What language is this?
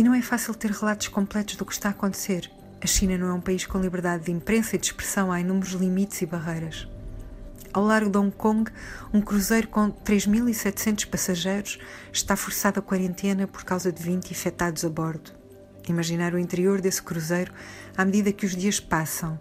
Portuguese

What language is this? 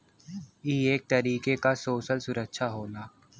Bhojpuri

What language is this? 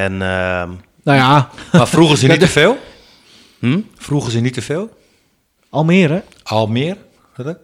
Dutch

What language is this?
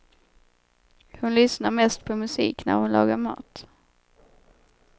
Swedish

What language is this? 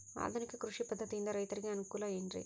Kannada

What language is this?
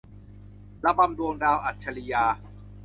Thai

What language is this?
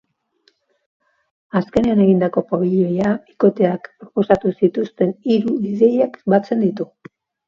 Basque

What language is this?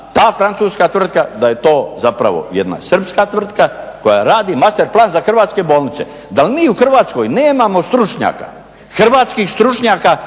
Croatian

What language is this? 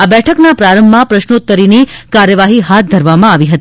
Gujarati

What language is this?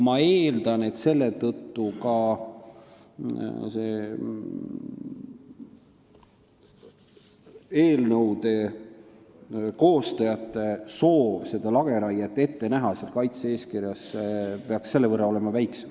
Estonian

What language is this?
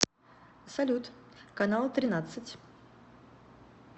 Russian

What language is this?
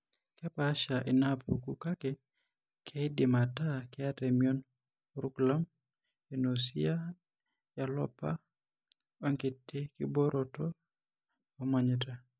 Masai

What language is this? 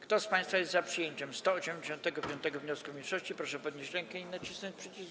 Polish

